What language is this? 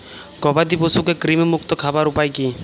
Bangla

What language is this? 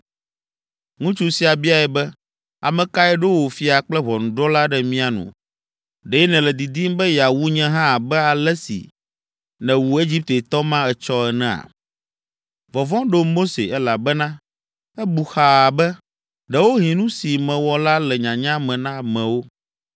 Ewe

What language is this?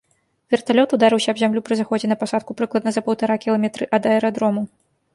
Belarusian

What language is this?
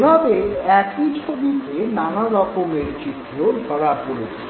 Bangla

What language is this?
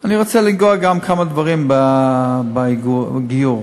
Hebrew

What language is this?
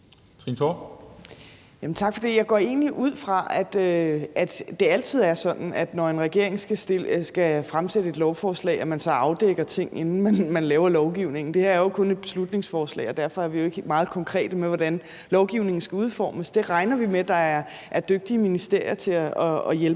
Danish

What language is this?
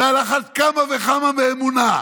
Hebrew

